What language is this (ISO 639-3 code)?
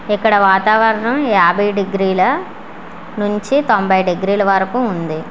tel